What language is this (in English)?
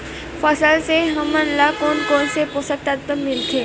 Chhattisgarhi